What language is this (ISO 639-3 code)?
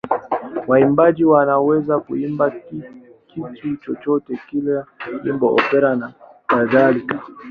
swa